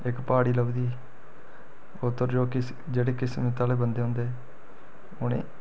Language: Dogri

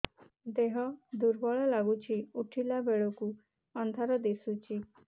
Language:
Odia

